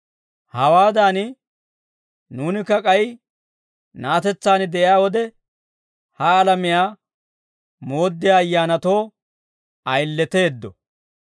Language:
Dawro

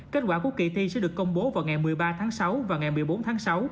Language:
Vietnamese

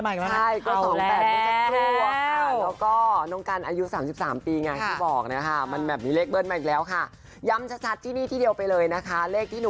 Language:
Thai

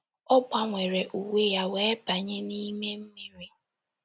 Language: Igbo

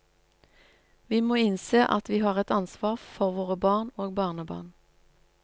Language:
Norwegian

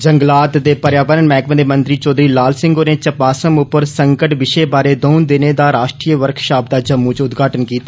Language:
Dogri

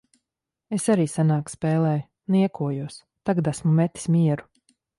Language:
Latvian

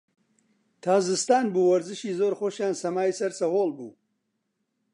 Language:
Central Kurdish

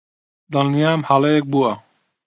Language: Central Kurdish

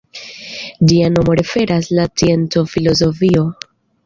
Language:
Esperanto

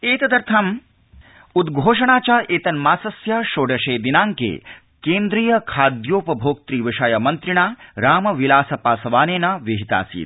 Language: Sanskrit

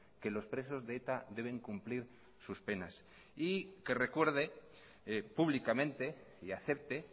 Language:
Spanish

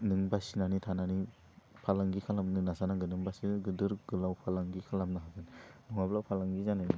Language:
Bodo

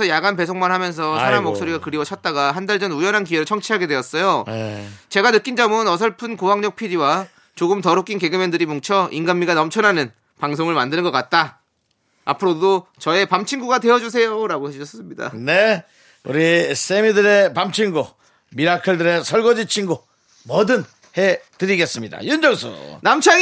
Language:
Korean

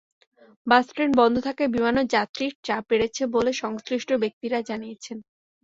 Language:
Bangla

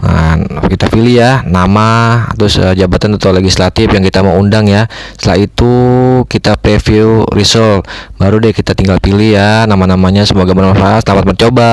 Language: Indonesian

